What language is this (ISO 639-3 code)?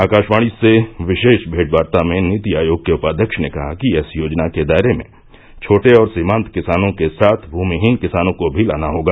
hin